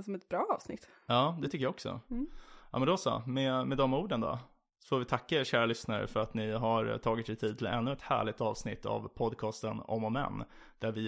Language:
Swedish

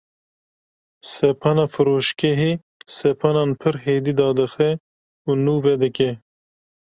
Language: Kurdish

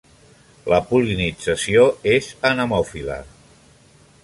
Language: Catalan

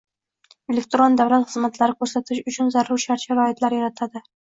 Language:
Uzbek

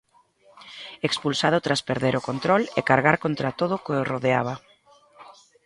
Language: Galician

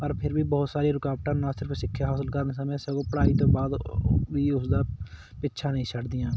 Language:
Punjabi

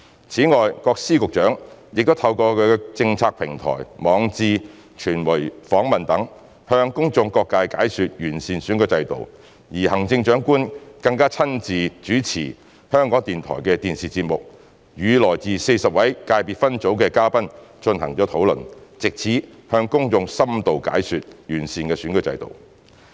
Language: Cantonese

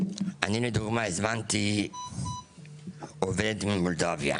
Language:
Hebrew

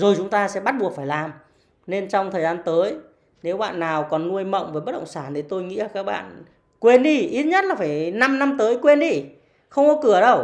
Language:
Vietnamese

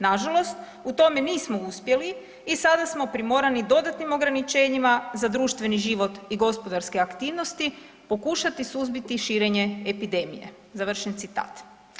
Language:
Croatian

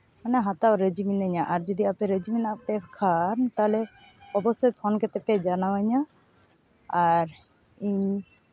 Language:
Santali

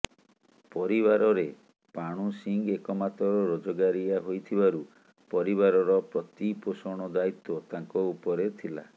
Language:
Odia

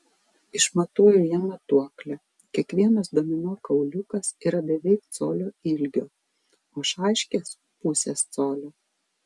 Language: Lithuanian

